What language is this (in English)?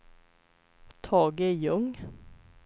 Swedish